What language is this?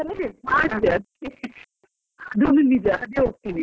Kannada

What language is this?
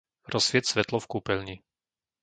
Slovak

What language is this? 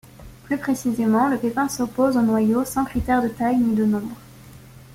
French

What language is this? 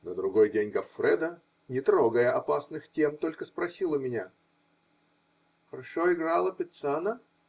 Russian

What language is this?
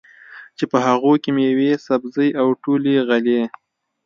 Pashto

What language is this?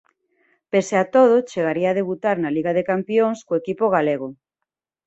Galician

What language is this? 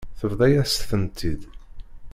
Kabyle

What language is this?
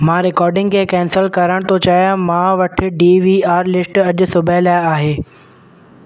Sindhi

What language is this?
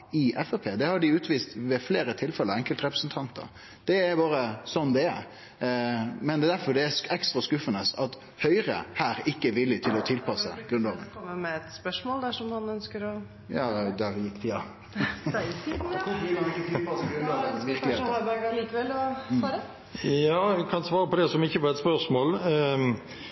Norwegian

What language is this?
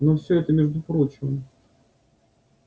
Russian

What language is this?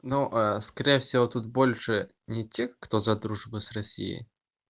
Russian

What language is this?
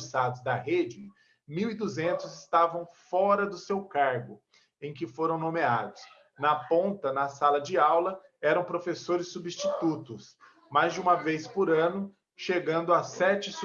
Portuguese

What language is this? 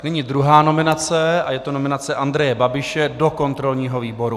Czech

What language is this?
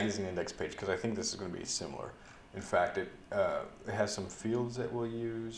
English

